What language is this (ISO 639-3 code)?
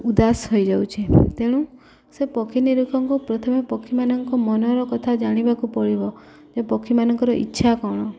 ori